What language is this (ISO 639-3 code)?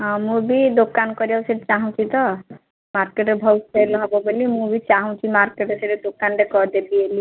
ori